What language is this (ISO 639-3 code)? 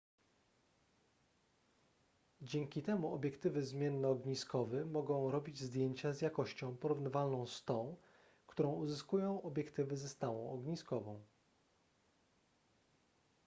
pol